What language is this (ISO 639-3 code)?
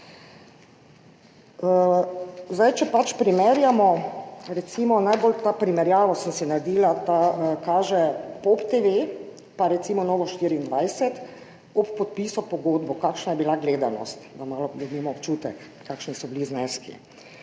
slv